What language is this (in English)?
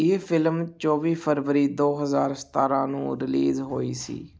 Punjabi